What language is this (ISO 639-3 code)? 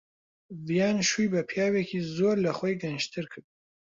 ckb